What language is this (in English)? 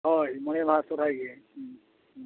Santali